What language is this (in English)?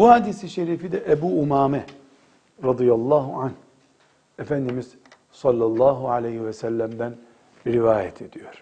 Turkish